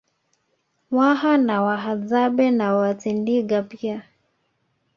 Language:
Swahili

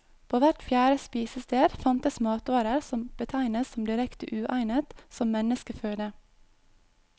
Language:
Norwegian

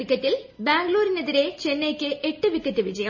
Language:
Malayalam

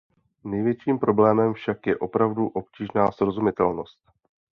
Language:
Czech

